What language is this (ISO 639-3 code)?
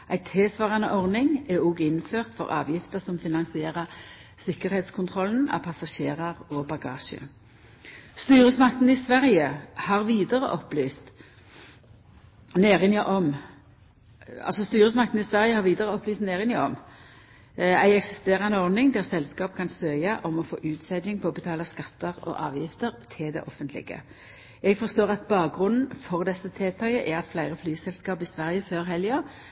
nno